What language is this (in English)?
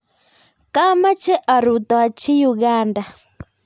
Kalenjin